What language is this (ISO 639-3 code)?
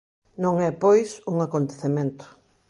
glg